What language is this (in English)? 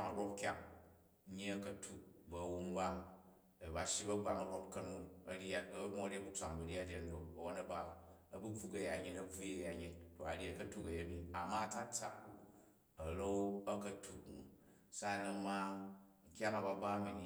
Jju